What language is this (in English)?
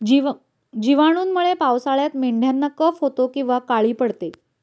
Marathi